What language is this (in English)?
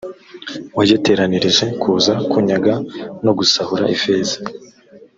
Kinyarwanda